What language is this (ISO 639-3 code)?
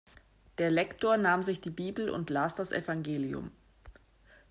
deu